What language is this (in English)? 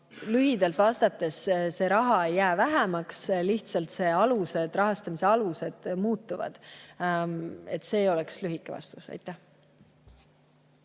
Estonian